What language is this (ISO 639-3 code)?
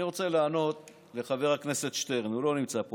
heb